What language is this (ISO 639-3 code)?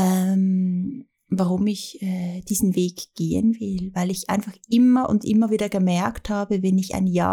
deu